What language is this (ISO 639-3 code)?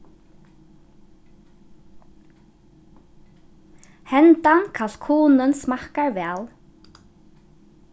fao